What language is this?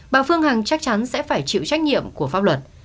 Vietnamese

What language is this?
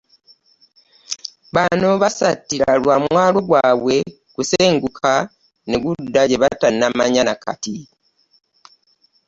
Ganda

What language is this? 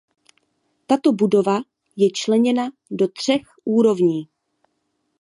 Czech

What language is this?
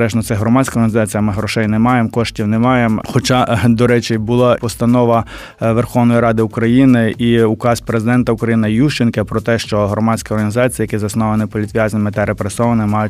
Ukrainian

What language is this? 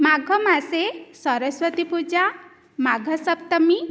Sanskrit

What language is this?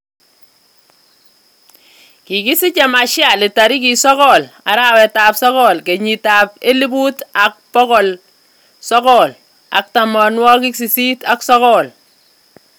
Kalenjin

